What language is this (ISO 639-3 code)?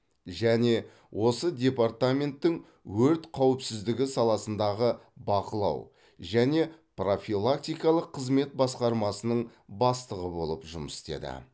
kaz